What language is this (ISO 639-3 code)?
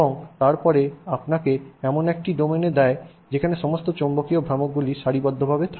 ben